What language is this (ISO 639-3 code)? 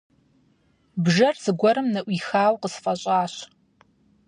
kbd